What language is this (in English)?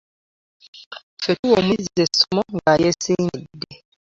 Ganda